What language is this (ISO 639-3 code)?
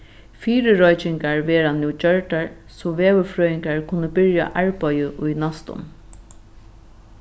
fao